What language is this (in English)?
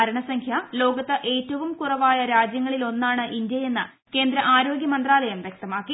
Malayalam